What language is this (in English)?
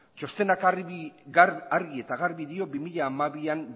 Basque